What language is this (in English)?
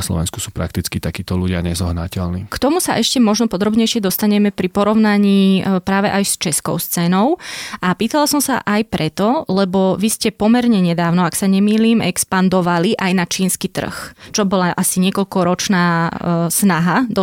Slovak